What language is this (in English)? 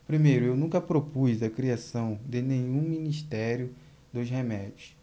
Portuguese